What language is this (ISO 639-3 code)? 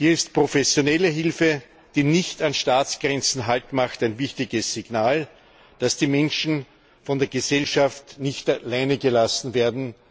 deu